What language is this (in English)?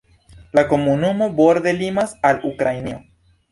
Esperanto